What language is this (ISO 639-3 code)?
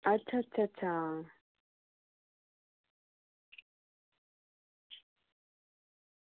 doi